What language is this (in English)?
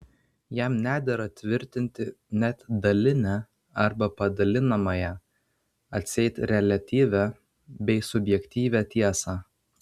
Lithuanian